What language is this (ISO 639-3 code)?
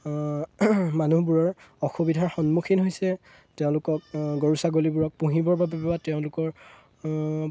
asm